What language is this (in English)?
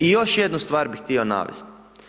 Croatian